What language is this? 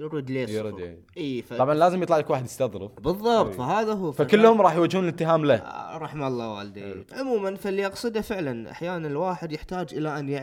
Arabic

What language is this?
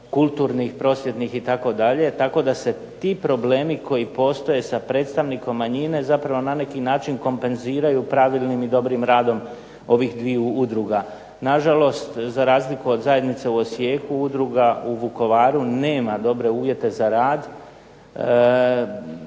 Croatian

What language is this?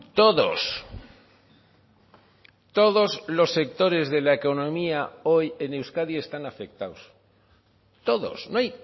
Spanish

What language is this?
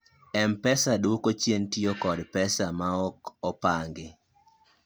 Luo (Kenya and Tanzania)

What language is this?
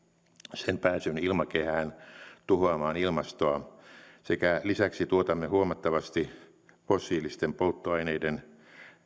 Finnish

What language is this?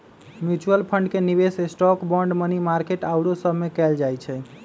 Magahi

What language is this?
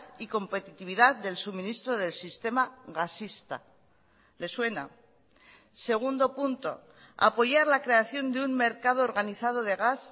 Spanish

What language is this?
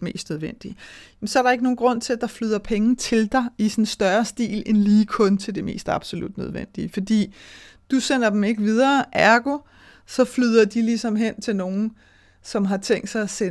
Danish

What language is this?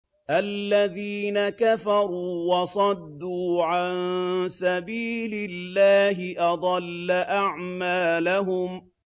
Arabic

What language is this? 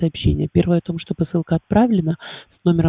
Russian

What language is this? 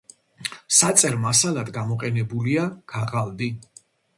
Georgian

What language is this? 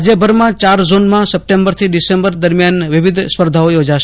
Gujarati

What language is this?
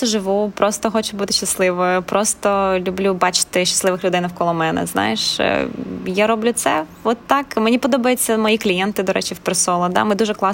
Ukrainian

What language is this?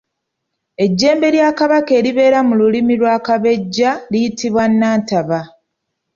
Ganda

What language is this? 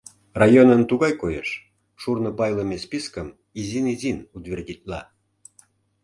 Mari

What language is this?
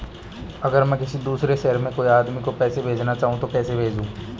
Hindi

